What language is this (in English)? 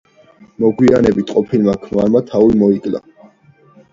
Georgian